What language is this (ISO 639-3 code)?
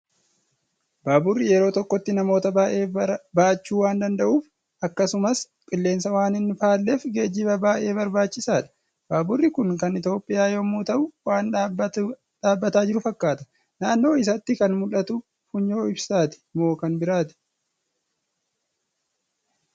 orm